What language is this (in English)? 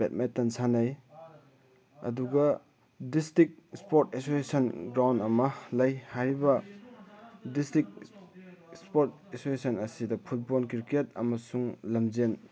Manipuri